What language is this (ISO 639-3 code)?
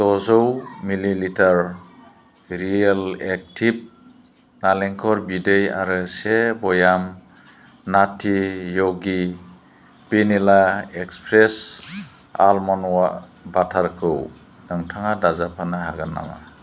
brx